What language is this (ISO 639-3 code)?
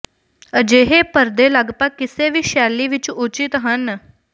pan